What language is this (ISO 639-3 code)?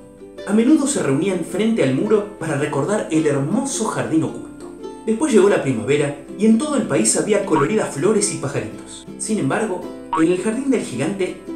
spa